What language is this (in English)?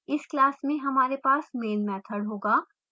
Hindi